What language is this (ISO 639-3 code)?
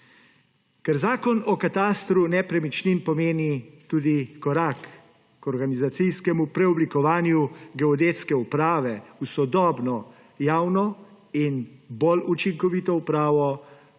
slv